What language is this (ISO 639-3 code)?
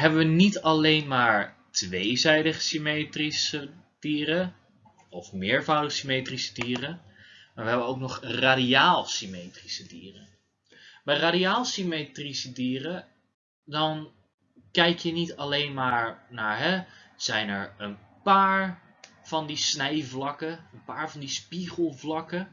nld